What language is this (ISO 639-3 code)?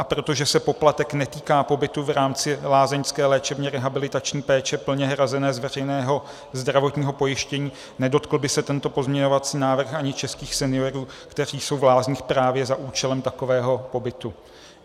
ces